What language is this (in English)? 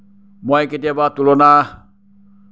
Assamese